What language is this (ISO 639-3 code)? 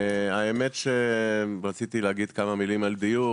heb